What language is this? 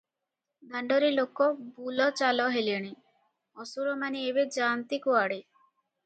Odia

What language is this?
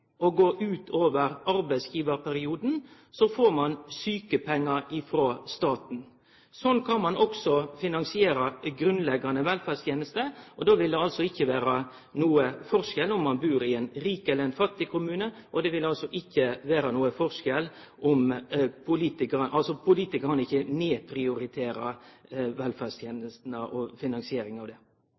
Norwegian Nynorsk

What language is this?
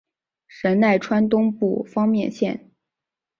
Chinese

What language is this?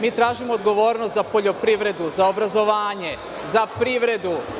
Serbian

